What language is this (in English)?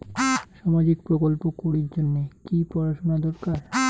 Bangla